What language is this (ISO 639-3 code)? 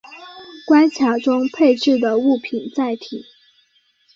zho